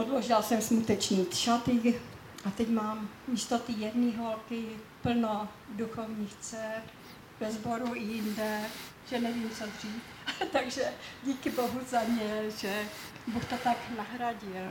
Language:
Czech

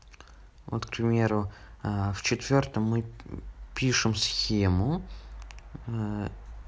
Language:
Russian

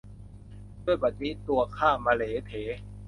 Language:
Thai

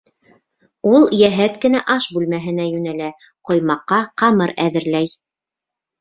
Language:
Bashkir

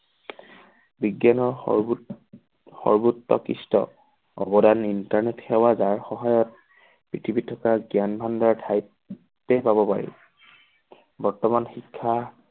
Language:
Assamese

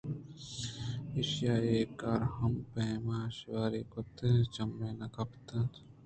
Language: Eastern Balochi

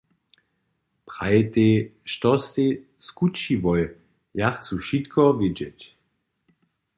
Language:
Upper Sorbian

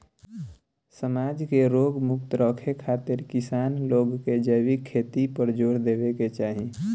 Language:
Bhojpuri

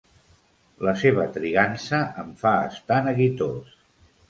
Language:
Catalan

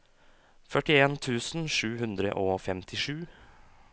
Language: Norwegian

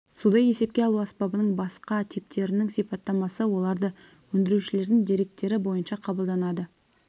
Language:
Kazakh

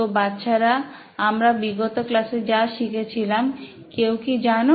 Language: Bangla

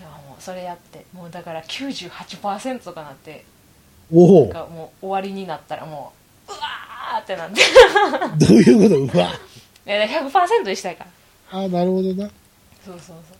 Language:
Japanese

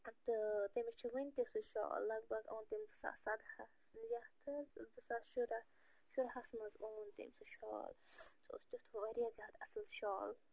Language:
Kashmiri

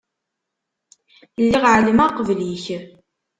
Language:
Kabyle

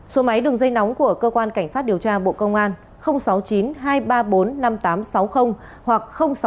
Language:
Vietnamese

